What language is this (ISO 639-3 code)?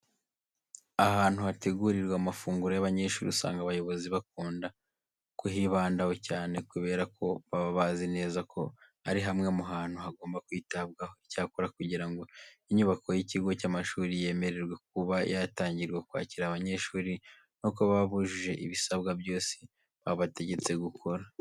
kin